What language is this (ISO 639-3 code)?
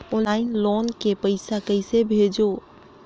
hne